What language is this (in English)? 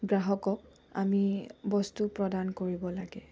Assamese